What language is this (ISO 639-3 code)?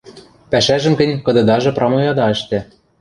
mrj